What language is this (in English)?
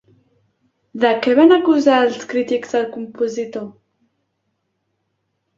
Catalan